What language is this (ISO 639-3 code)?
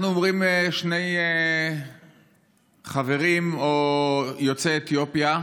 heb